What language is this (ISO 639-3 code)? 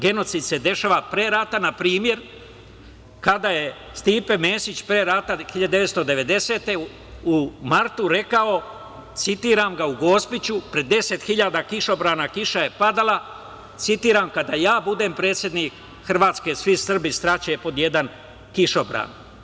srp